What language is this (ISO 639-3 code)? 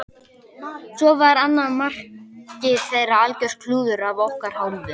isl